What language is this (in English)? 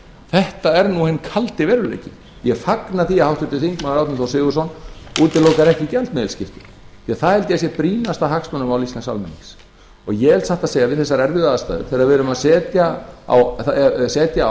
Icelandic